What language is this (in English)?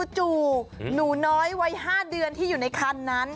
Thai